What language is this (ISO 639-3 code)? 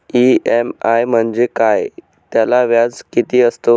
mar